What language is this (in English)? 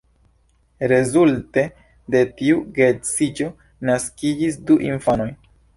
Esperanto